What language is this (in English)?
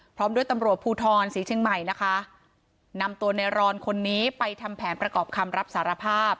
Thai